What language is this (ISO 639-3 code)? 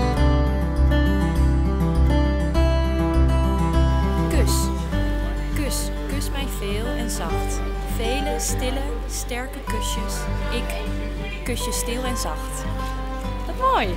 nld